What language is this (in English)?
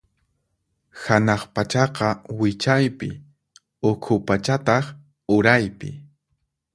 Puno Quechua